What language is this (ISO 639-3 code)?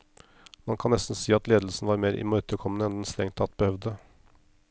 nor